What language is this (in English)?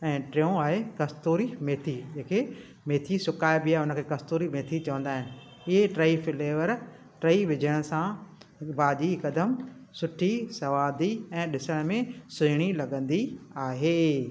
Sindhi